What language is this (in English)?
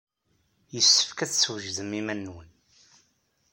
Kabyle